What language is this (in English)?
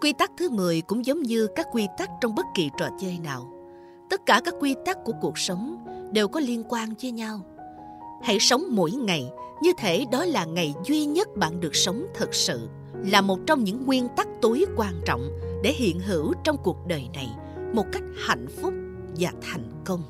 Vietnamese